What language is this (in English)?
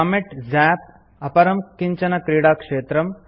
Sanskrit